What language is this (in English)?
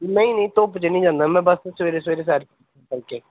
Punjabi